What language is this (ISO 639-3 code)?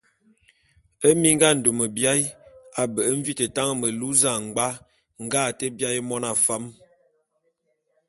bum